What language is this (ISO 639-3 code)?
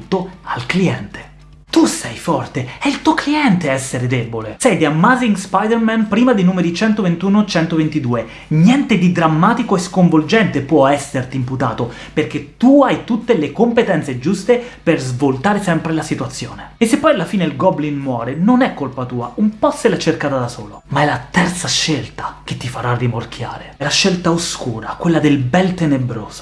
ita